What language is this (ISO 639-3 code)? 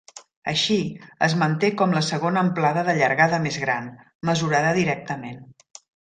cat